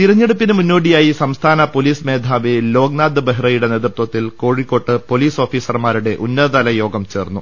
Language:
Malayalam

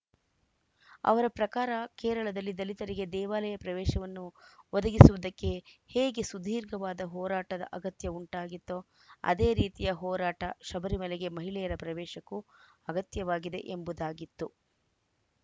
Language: Kannada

